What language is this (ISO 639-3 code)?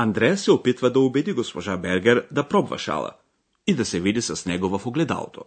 bul